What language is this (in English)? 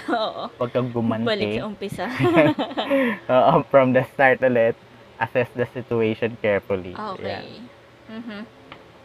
Filipino